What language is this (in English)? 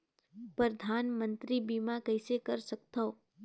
Chhattisgarhi